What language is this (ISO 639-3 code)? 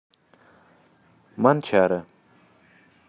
rus